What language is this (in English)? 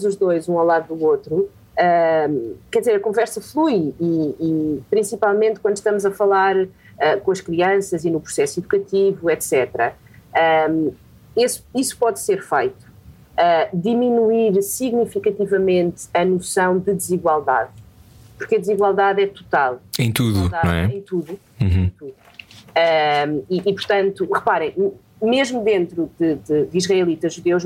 Portuguese